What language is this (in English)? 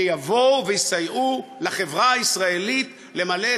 Hebrew